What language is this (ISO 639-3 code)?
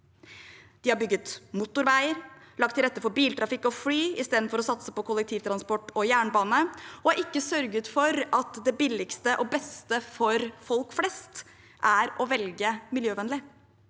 nor